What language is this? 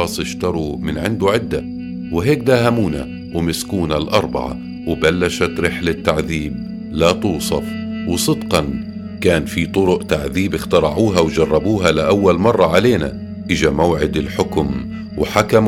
Arabic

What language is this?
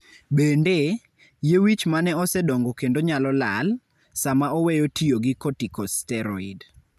Luo (Kenya and Tanzania)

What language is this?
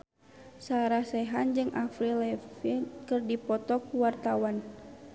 Sundanese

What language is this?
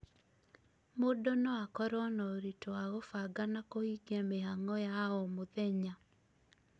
Kikuyu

